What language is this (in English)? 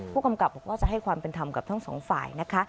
Thai